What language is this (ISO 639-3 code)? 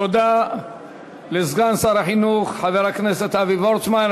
heb